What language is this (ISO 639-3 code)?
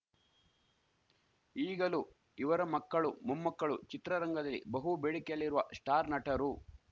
kan